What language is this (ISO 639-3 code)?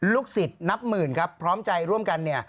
tha